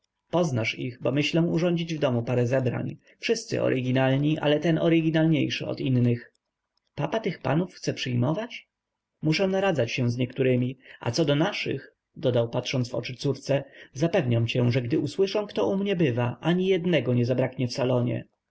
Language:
Polish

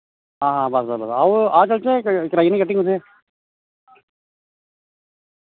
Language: Dogri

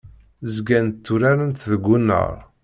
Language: Kabyle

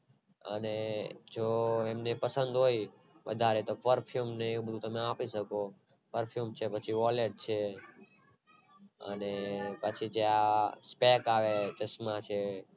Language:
Gujarati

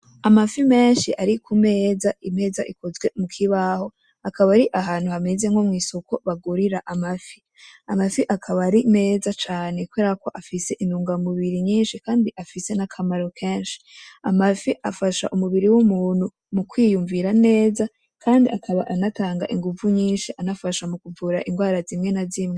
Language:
Rundi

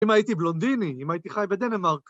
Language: Hebrew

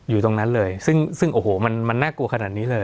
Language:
Thai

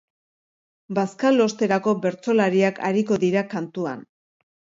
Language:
Basque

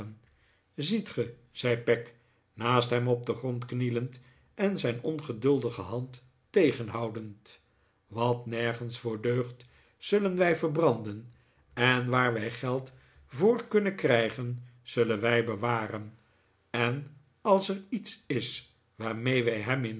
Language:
Dutch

